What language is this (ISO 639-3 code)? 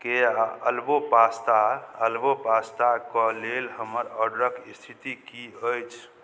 mai